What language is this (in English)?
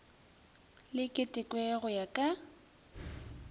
Northern Sotho